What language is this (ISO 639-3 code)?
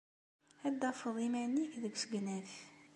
kab